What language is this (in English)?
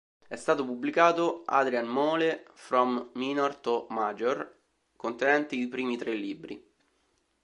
Italian